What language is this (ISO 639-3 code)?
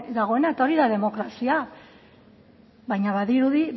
eus